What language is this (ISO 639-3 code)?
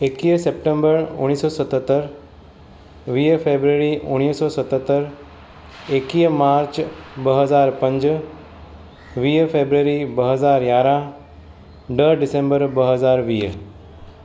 snd